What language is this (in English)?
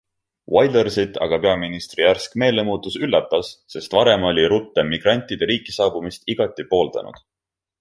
Estonian